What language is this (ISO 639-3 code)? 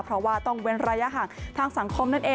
tha